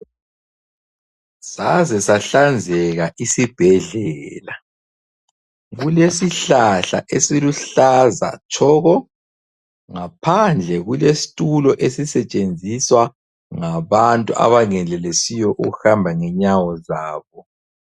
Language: North Ndebele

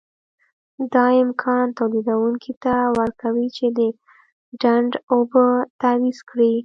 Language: Pashto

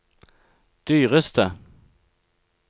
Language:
Norwegian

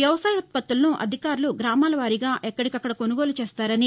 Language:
Telugu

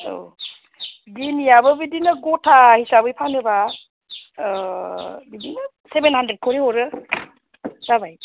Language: Bodo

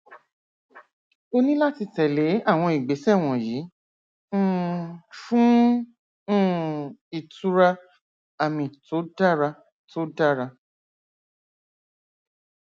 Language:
Yoruba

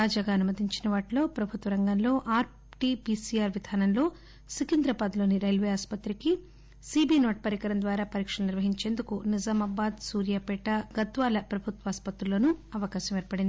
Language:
Telugu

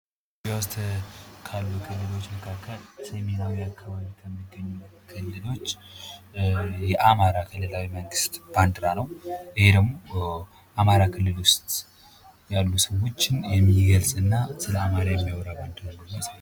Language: Amharic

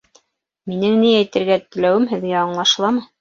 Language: Bashkir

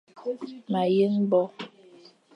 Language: Fang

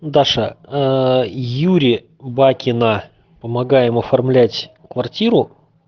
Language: Russian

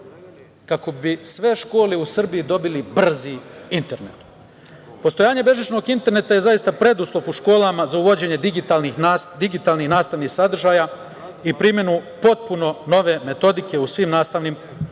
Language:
Serbian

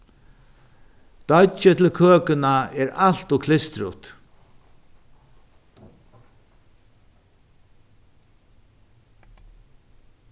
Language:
Faroese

